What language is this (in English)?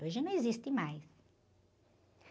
Portuguese